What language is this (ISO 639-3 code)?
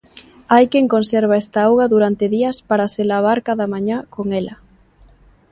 glg